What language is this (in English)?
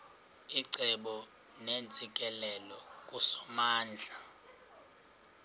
Xhosa